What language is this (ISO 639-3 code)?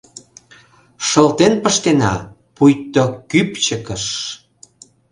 chm